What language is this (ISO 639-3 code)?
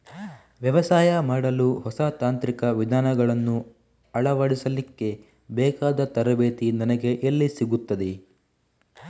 kan